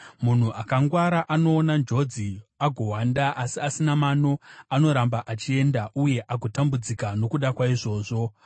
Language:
Shona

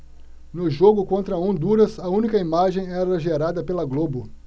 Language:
Portuguese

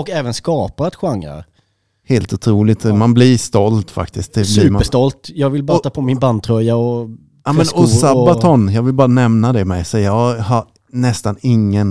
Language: Swedish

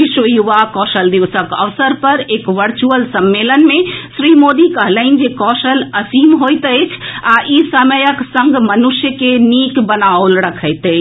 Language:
Maithili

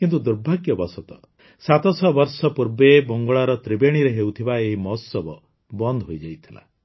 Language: Odia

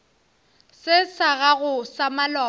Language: Northern Sotho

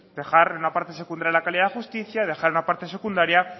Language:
Spanish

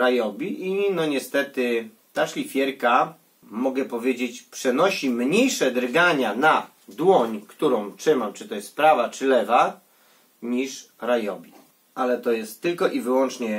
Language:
Polish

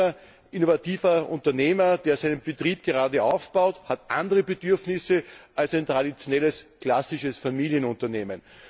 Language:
German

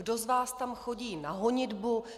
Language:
Czech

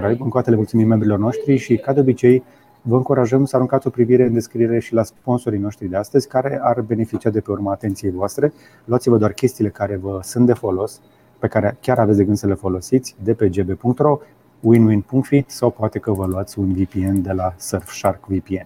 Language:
Romanian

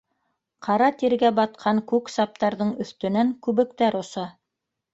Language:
Bashkir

